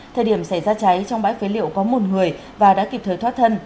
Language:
Vietnamese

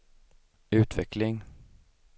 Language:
Swedish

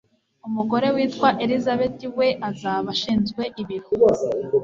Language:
Kinyarwanda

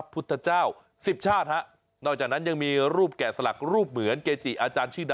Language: Thai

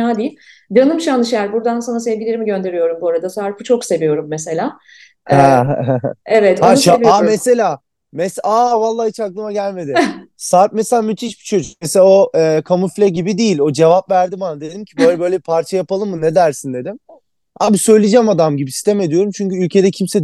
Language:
Turkish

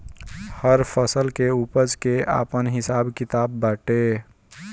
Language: Bhojpuri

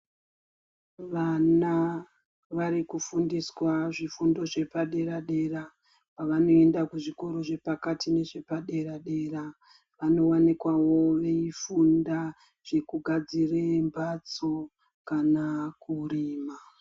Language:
Ndau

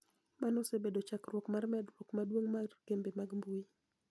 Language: Luo (Kenya and Tanzania)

